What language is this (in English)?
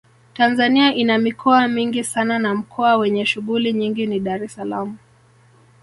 Swahili